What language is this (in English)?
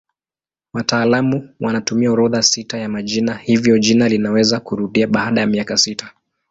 Swahili